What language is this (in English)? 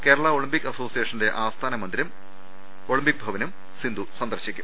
Malayalam